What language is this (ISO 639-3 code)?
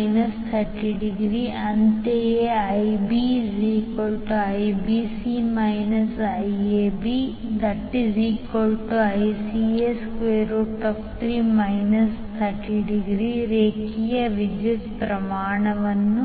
kan